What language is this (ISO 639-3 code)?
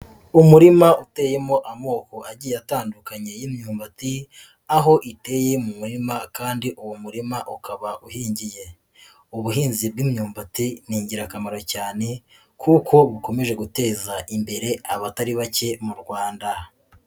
kin